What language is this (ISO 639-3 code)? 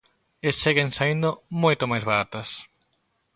glg